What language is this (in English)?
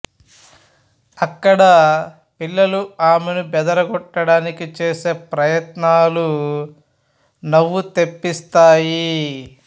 Telugu